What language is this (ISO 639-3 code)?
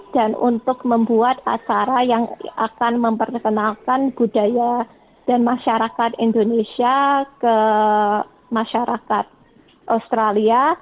ind